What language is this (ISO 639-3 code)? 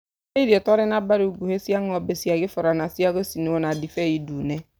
kik